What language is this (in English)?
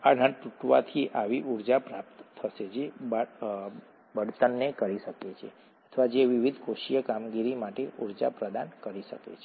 Gujarati